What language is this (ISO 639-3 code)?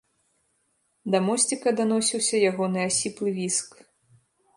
bel